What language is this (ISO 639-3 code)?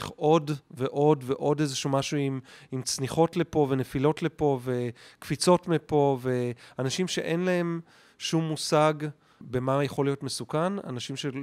heb